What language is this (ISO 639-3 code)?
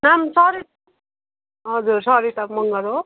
nep